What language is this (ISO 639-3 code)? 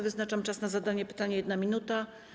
pol